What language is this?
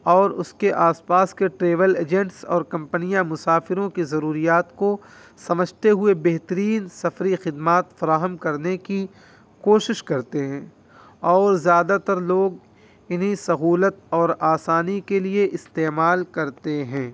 Urdu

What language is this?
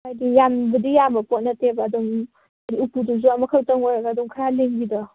Manipuri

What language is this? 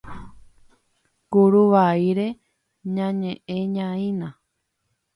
Guarani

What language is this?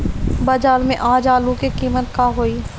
Bhojpuri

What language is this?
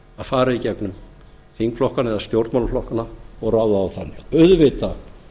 Icelandic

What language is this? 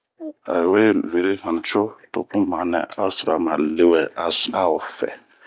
Bomu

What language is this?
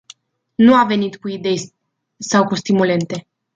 Romanian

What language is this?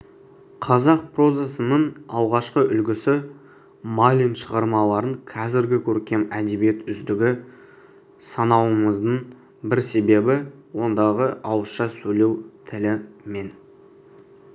Kazakh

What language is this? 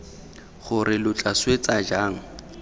Tswana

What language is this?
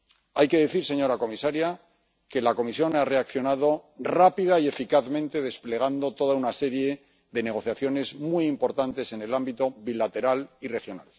Spanish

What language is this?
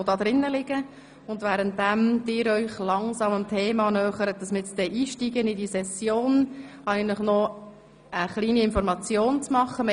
Swiss German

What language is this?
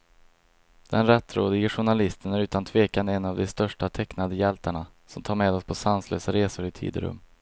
Swedish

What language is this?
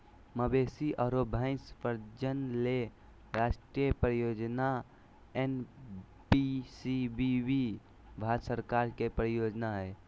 Magahi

